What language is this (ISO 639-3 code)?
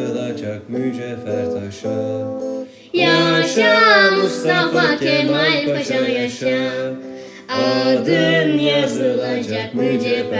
tur